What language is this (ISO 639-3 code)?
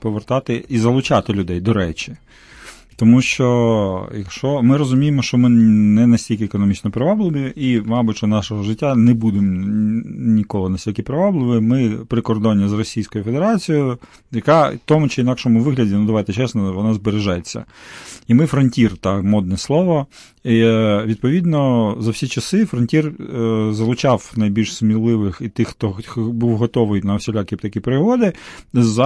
ukr